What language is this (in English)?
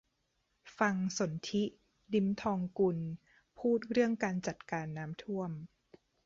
Thai